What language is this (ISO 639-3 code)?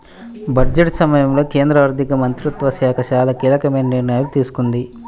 tel